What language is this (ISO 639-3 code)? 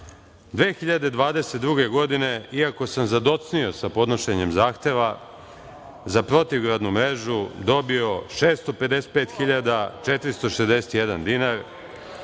srp